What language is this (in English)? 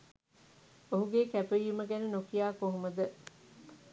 Sinhala